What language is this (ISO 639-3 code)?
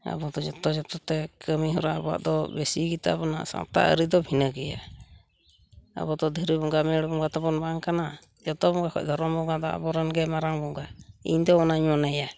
sat